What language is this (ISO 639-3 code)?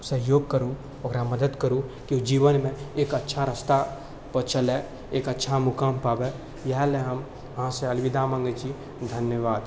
mai